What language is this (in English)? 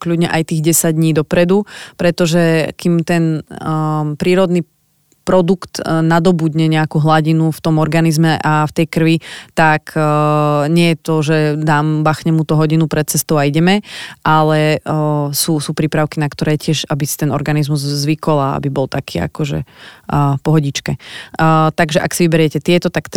Slovak